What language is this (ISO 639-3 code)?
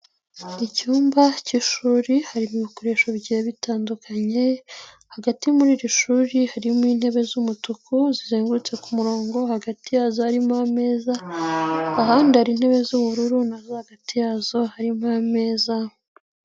kin